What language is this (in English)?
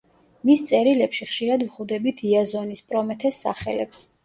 Georgian